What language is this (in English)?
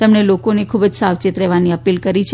Gujarati